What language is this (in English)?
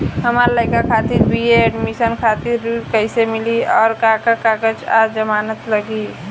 Bhojpuri